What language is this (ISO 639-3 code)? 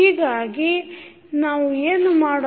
kan